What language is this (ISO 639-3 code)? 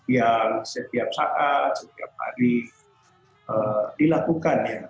ind